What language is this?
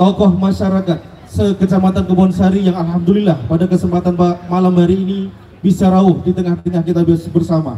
Indonesian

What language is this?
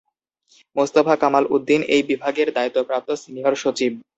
Bangla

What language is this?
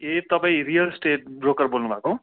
Nepali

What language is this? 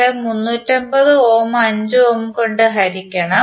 Malayalam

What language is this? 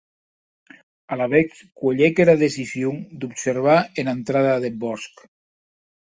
Occitan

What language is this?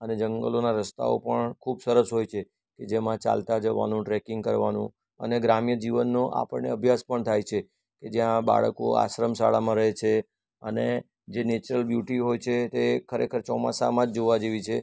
Gujarati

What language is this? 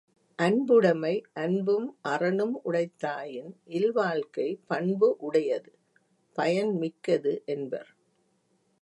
Tamil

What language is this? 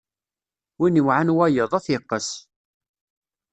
Kabyle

